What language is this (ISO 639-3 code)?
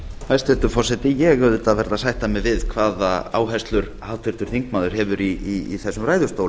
isl